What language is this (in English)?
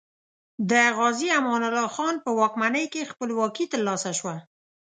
Pashto